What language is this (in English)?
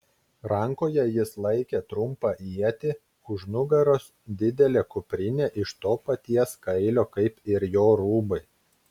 Lithuanian